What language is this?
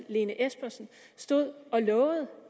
Danish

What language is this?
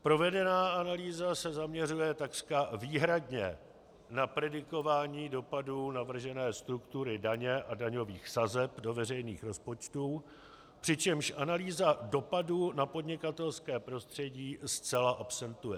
Czech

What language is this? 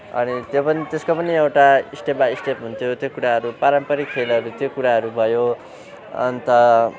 Nepali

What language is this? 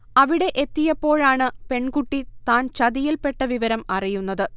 Malayalam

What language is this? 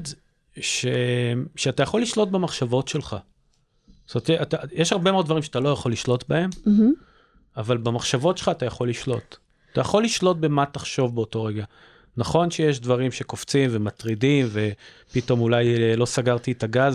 Hebrew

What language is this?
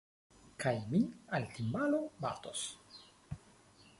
Esperanto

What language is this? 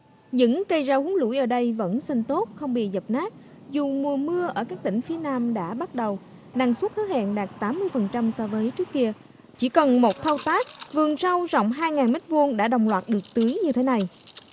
Vietnamese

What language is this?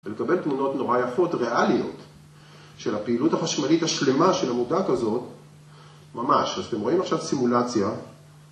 Hebrew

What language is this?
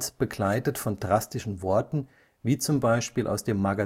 German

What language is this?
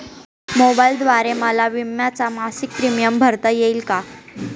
Marathi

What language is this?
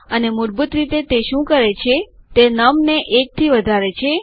Gujarati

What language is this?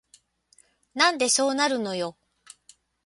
Japanese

